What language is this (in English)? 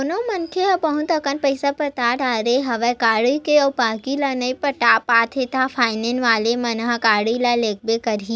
Chhattisgarhi